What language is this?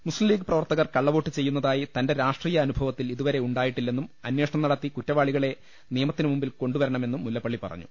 Malayalam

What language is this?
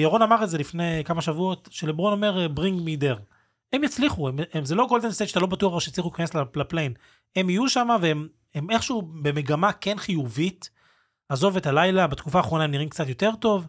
Hebrew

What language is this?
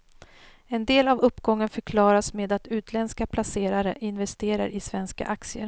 Swedish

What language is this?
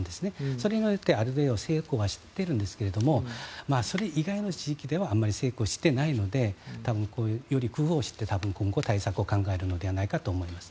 Japanese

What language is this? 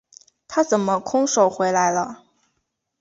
Chinese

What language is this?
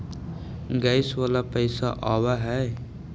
Magahi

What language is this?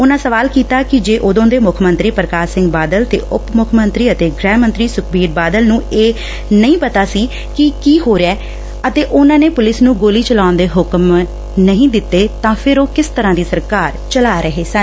Punjabi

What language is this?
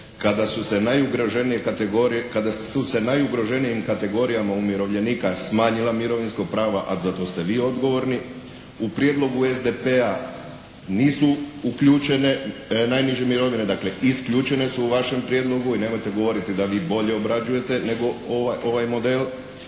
Croatian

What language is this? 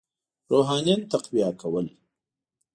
Pashto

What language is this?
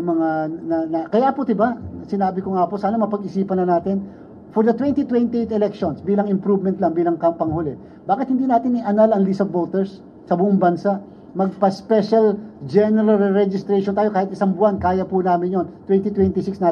Filipino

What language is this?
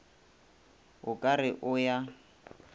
Northern Sotho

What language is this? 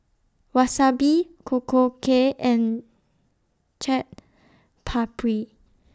English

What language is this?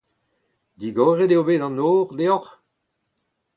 Breton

